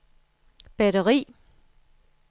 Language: Danish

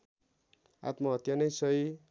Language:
Nepali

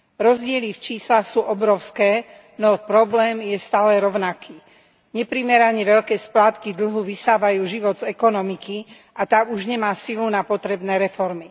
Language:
Slovak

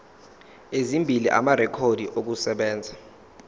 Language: Zulu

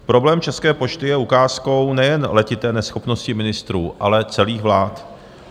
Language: Czech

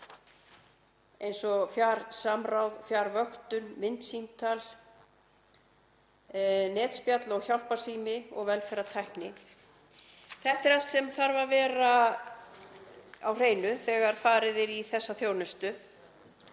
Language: Icelandic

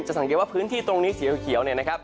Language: Thai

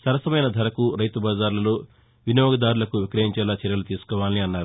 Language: Telugu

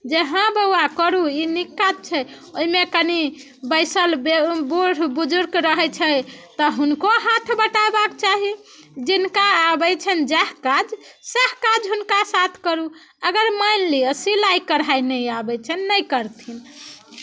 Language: Maithili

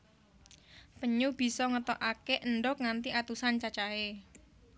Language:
Javanese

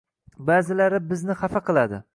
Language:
Uzbek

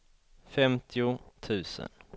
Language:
Swedish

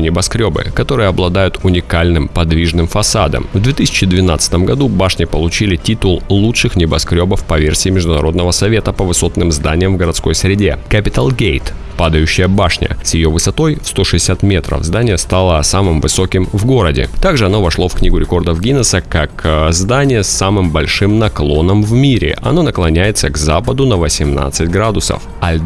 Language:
Russian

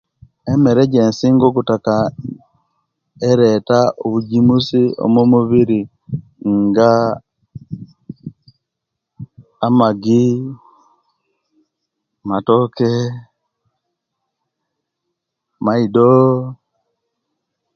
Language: Kenyi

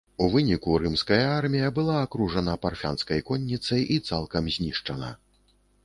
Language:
Belarusian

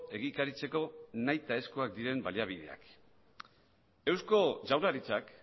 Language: Basque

